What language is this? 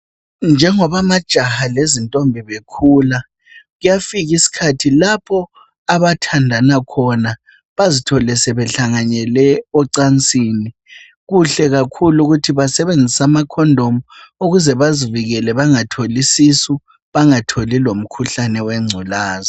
North Ndebele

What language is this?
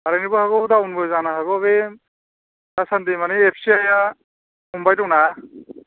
Bodo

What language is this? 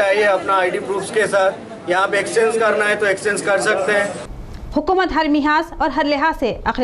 Hindi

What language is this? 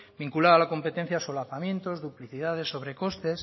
Spanish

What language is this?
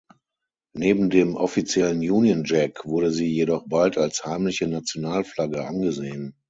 German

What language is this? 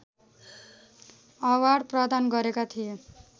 Nepali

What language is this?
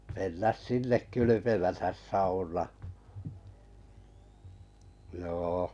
Finnish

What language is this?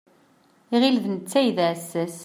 Kabyle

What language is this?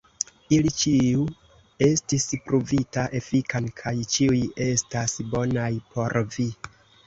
Esperanto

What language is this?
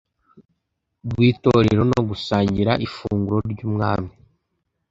Kinyarwanda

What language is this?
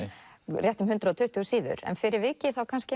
Icelandic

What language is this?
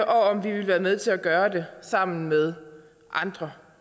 Danish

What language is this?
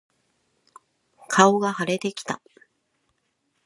Japanese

